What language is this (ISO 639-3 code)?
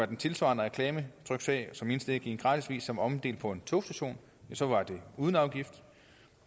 dan